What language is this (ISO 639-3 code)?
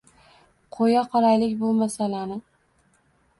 uzb